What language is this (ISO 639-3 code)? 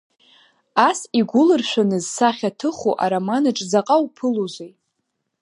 abk